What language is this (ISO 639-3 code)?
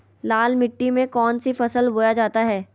mag